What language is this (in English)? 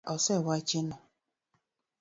Luo (Kenya and Tanzania)